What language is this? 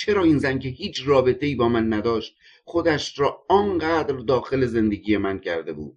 Persian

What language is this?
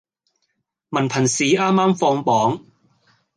Cantonese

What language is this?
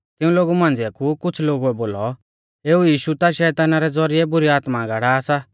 Mahasu Pahari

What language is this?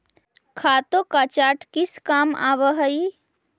Magahi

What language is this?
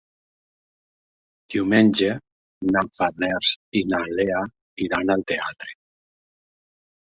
Catalan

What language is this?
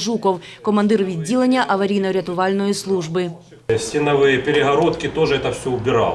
Ukrainian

